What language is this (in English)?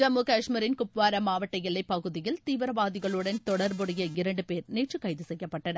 Tamil